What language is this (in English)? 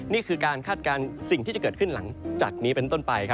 Thai